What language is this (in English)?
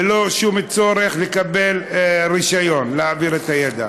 Hebrew